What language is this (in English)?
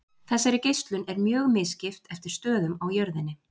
Icelandic